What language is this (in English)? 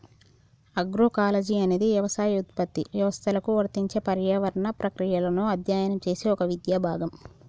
Telugu